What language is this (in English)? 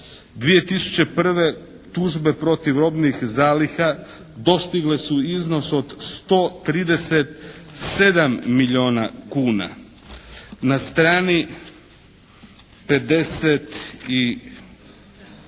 Croatian